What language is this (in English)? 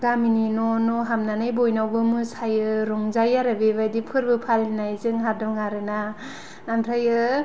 Bodo